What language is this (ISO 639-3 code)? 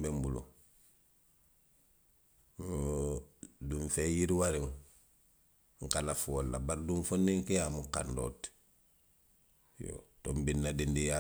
mlq